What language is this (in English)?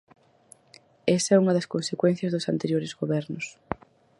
Galician